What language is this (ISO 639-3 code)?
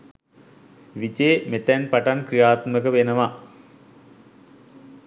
sin